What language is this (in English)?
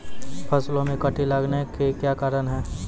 Maithili